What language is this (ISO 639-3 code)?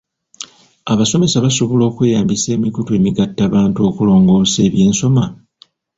lug